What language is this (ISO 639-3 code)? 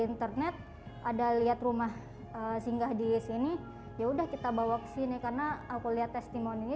ind